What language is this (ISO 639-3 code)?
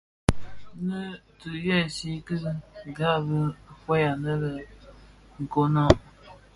ksf